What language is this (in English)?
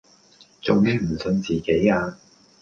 Cantonese